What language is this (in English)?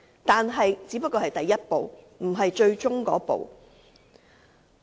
Cantonese